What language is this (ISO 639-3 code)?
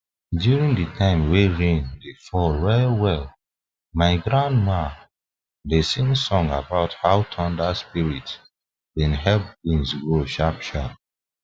pcm